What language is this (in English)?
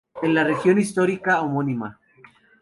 Spanish